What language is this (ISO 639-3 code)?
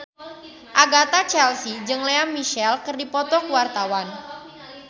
sun